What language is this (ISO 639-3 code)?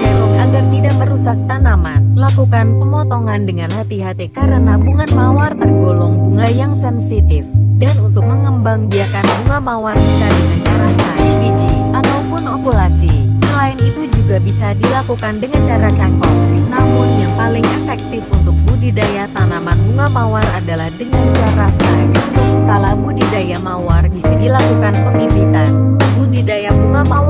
ind